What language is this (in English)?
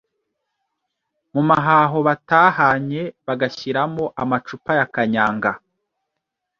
Kinyarwanda